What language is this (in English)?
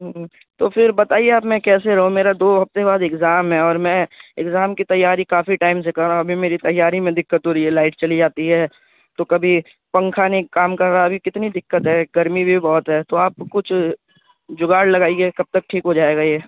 Urdu